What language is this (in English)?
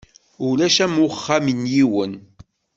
Kabyle